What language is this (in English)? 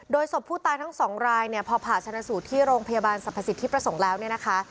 Thai